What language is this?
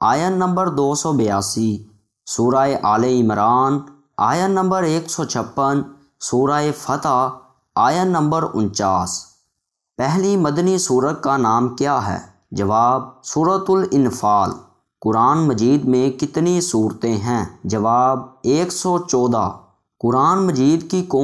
Urdu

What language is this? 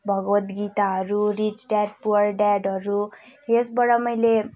Nepali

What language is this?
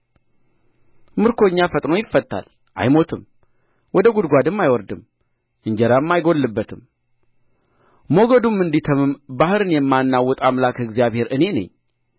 Amharic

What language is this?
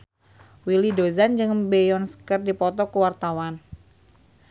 Sundanese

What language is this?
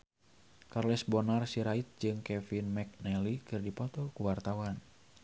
Sundanese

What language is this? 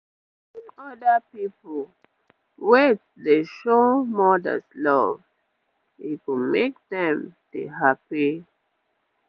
Nigerian Pidgin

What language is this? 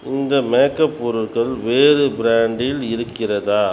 Tamil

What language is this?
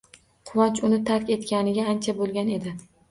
Uzbek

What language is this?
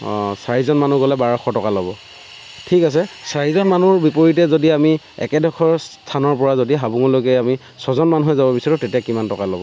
Assamese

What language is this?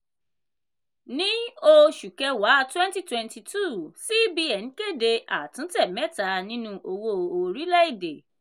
Yoruba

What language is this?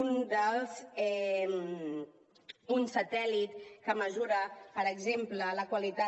Catalan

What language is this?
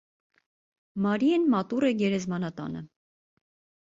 Armenian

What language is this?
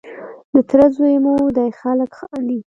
Pashto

